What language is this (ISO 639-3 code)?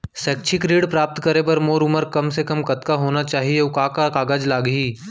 hne